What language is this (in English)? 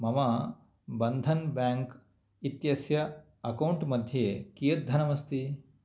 Sanskrit